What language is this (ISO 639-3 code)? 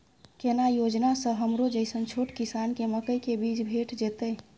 mai